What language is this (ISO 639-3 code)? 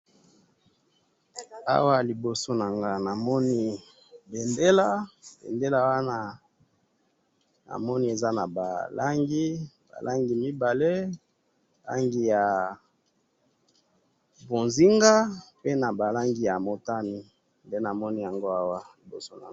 lin